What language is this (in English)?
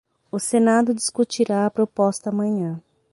Portuguese